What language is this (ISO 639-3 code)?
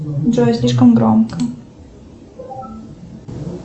rus